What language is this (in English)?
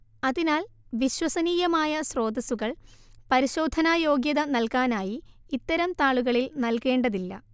Malayalam